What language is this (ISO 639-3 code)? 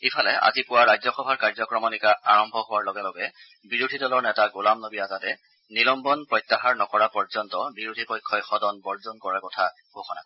asm